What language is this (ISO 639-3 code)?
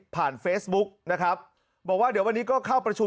tha